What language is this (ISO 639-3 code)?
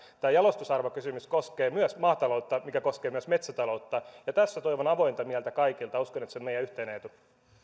fin